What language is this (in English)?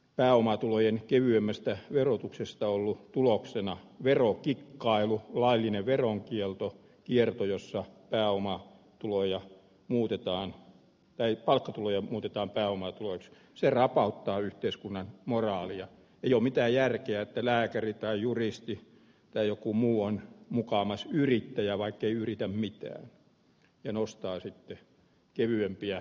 Finnish